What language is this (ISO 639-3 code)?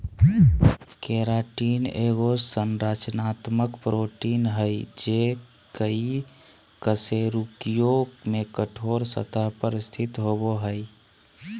mag